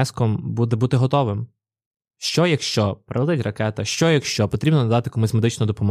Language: Ukrainian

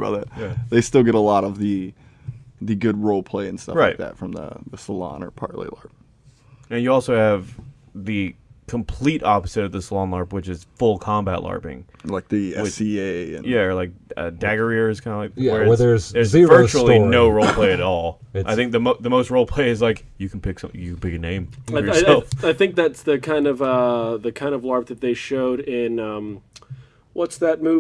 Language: English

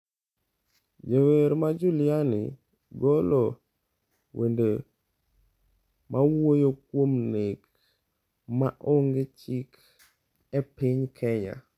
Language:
Luo (Kenya and Tanzania)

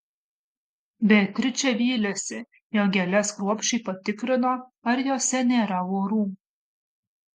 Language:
Lithuanian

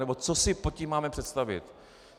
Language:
Czech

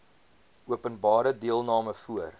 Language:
Afrikaans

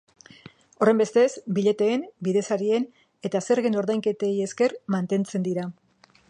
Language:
Basque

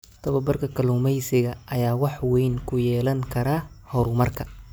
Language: Somali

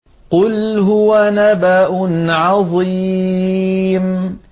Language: Arabic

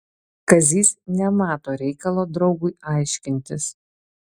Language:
Lithuanian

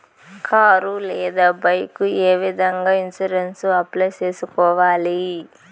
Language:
Telugu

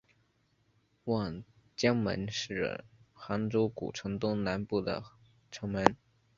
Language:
Chinese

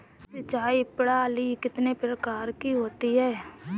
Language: Hindi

